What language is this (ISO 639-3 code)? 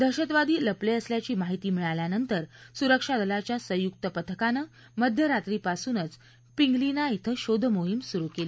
mar